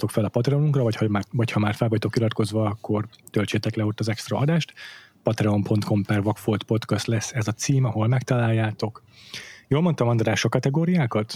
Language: Hungarian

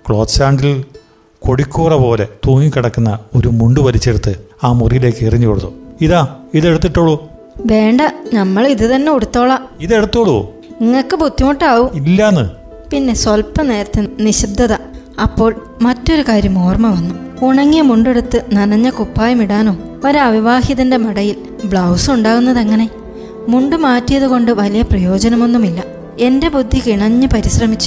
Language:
Malayalam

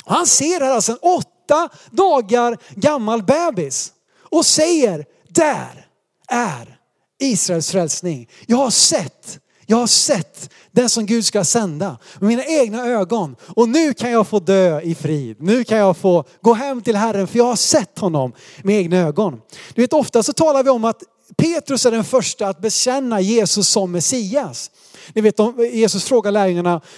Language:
Swedish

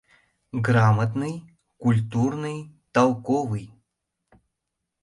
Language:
Mari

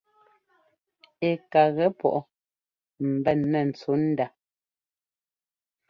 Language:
Ngomba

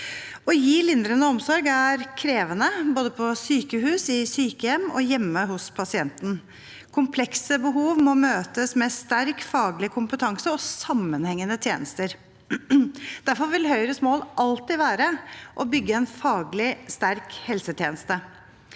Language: Norwegian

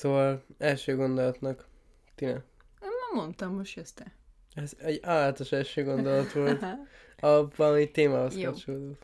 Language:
Hungarian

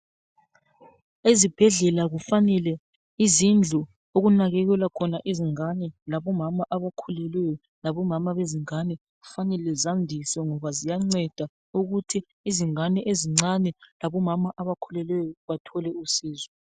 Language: North Ndebele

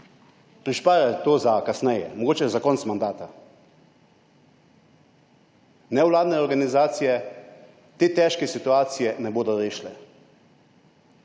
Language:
Slovenian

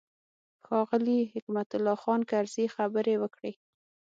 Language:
Pashto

